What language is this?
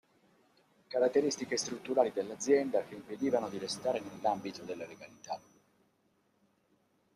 Italian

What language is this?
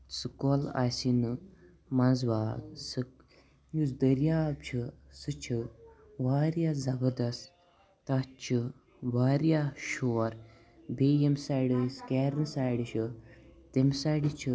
Kashmiri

